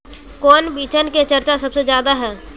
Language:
Magahi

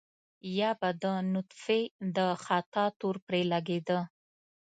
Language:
Pashto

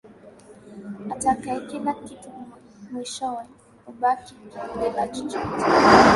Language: Swahili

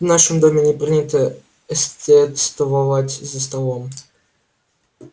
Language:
Russian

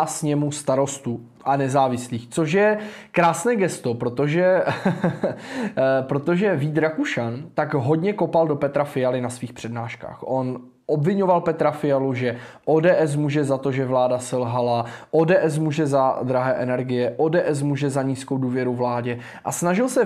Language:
Czech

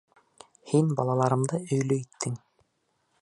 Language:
Bashkir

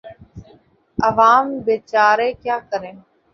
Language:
Urdu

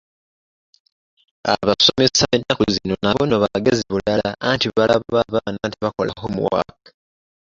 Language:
Ganda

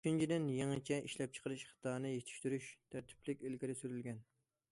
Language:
Uyghur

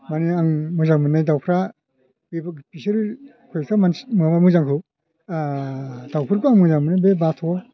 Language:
Bodo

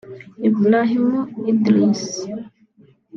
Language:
Kinyarwanda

